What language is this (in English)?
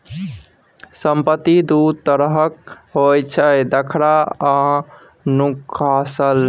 Maithili